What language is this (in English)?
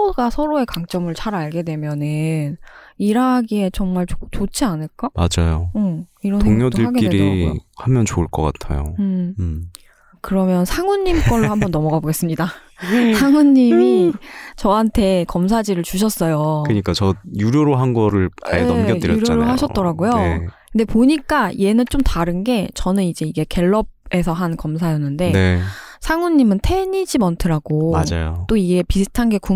Korean